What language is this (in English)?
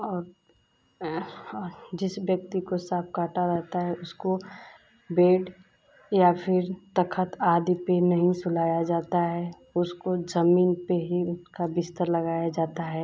Hindi